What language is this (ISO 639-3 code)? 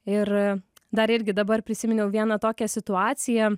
lit